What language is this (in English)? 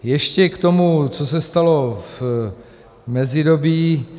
Czech